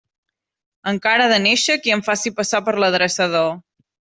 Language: Catalan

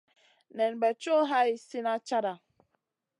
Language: Masana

